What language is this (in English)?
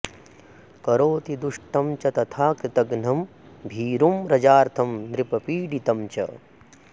Sanskrit